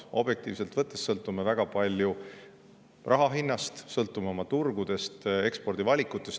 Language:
Estonian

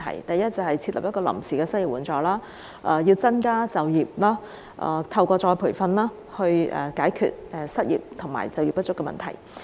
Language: Cantonese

